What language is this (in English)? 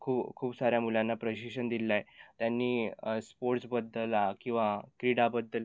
Marathi